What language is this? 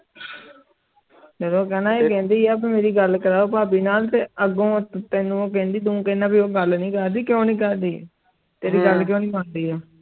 Punjabi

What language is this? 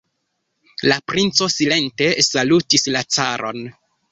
Esperanto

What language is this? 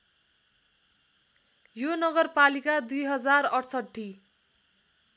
Nepali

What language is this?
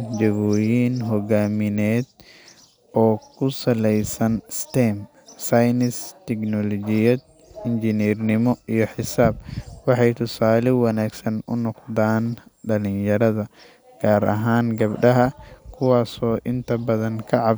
Somali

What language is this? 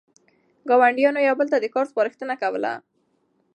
Pashto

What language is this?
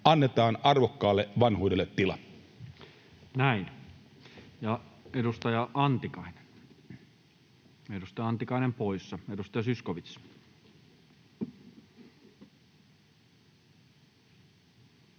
Finnish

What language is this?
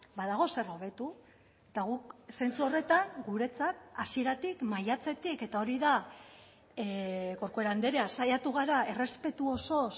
Basque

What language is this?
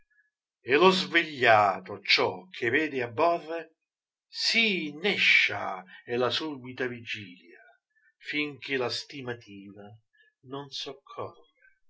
Italian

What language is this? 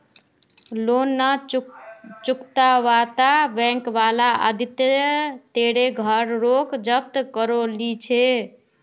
Magahi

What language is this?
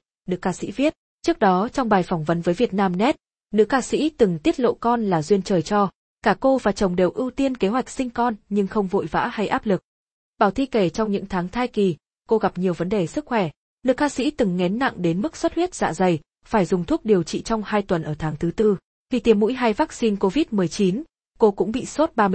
Vietnamese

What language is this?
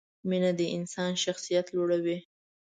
Pashto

